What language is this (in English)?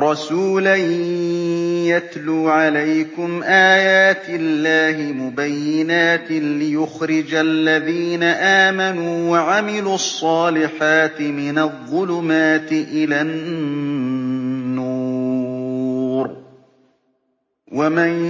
Arabic